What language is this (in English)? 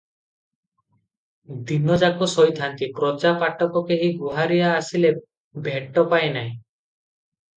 Odia